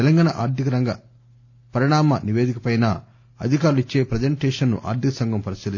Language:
Telugu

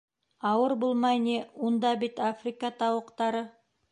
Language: Bashkir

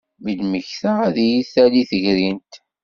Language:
Kabyle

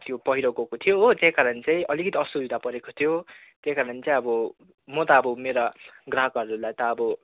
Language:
Nepali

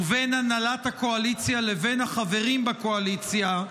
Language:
Hebrew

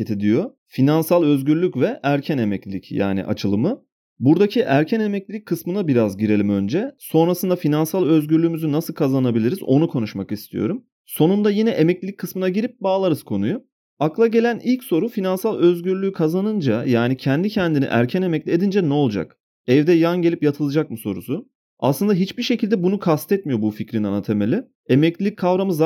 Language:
Turkish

